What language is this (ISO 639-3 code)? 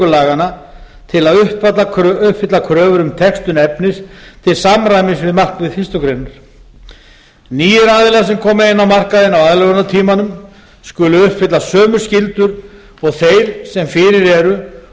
isl